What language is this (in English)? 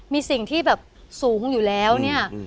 Thai